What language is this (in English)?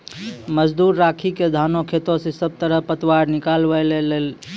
Maithili